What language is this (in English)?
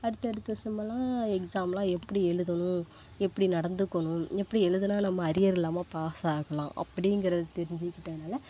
Tamil